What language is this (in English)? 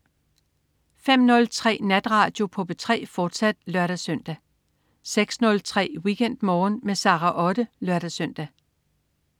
Danish